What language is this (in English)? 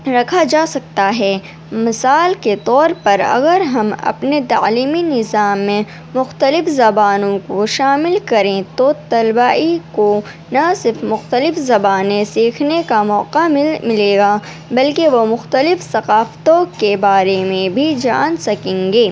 Urdu